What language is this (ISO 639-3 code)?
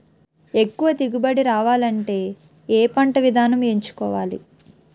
tel